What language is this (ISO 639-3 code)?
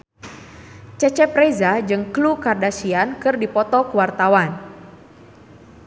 sun